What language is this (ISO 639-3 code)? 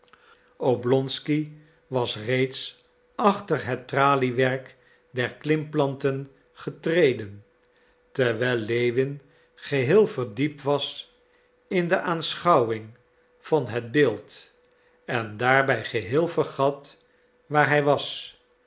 nld